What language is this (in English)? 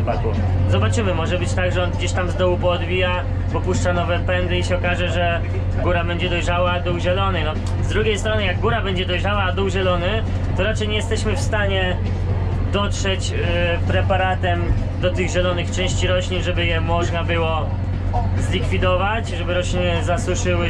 Polish